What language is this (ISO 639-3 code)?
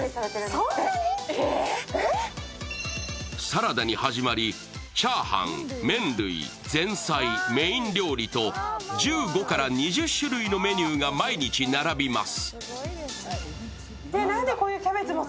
jpn